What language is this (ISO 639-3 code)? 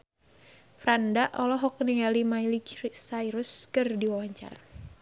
sun